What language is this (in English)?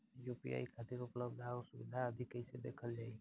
Bhojpuri